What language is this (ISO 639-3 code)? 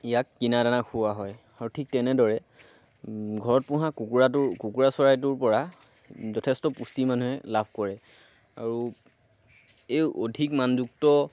asm